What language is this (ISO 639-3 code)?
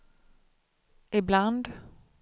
swe